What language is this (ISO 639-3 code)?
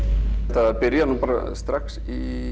isl